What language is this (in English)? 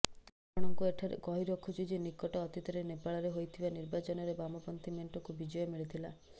Odia